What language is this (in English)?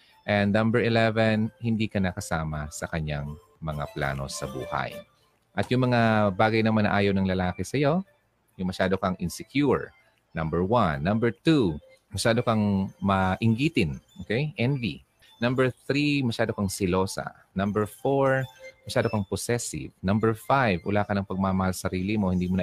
Filipino